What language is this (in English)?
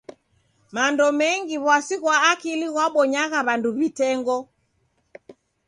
Taita